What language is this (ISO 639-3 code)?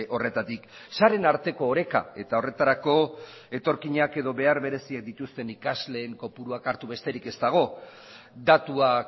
eus